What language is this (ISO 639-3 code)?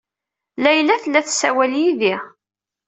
kab